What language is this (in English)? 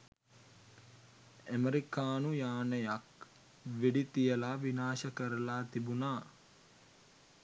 Sinhala